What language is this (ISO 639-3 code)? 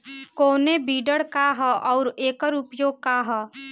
bho